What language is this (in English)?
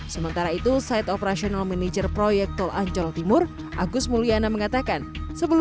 Indonesian